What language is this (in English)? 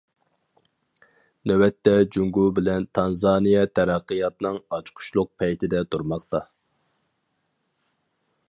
Uyghur